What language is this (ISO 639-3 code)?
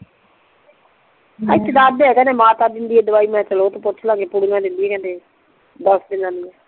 pan